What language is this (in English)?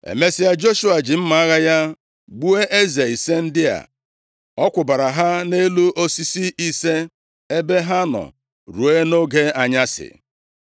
Igbo